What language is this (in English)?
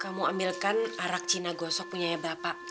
Indonesian